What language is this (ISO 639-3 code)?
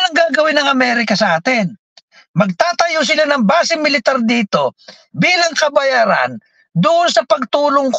fil